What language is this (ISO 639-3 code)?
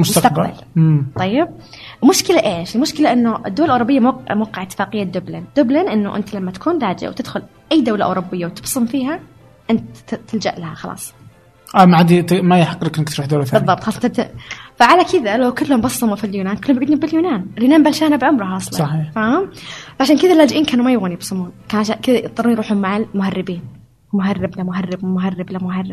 ara